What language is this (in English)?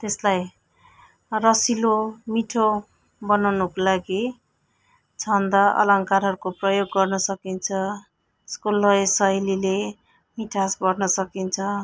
Nepali